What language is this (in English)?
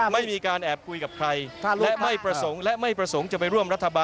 Thai